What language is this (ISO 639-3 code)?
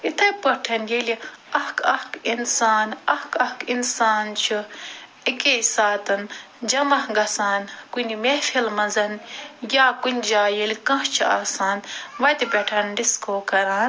kas